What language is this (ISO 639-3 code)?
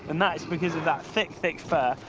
eng